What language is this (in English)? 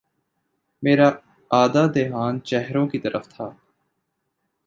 Urdu